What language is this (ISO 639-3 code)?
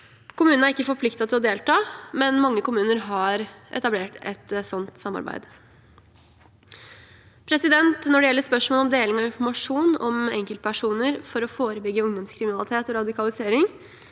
nor